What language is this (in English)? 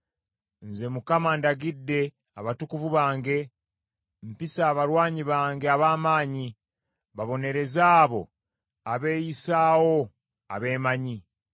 Ganda